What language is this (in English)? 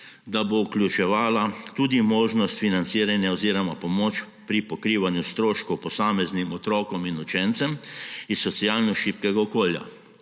Slovenian